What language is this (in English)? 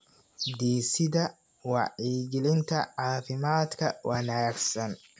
Somali